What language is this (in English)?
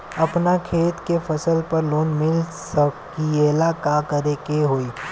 Bhojpuri